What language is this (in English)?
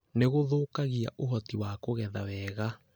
Kikuyu